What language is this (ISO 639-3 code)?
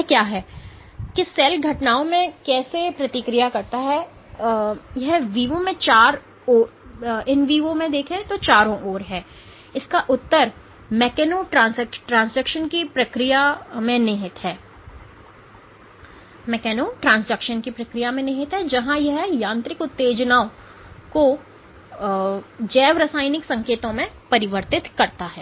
hin